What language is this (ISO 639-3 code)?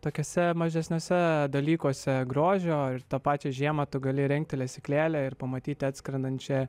lit